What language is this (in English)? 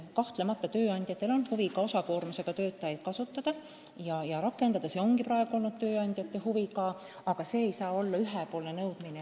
Estonian